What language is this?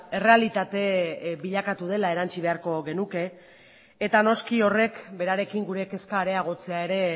Basque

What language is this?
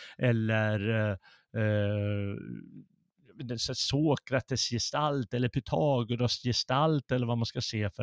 Swedish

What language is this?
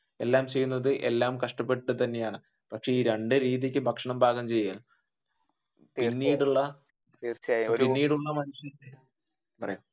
Malayalam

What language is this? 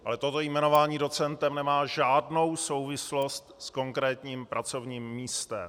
Czech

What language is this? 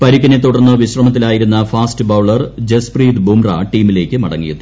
Malayalam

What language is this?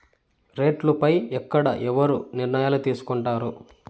Telugu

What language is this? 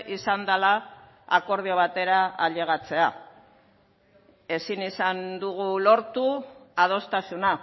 Basque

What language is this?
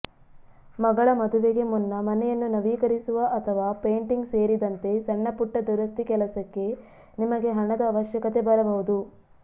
Kannada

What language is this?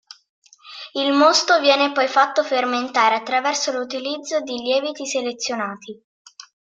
Italian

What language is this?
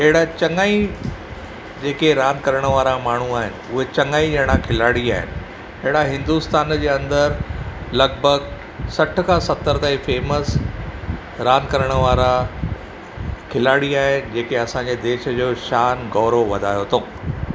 Sindhi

